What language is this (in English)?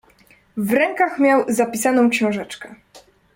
Polish